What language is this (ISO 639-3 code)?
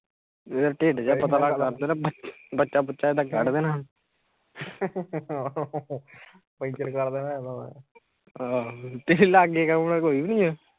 pan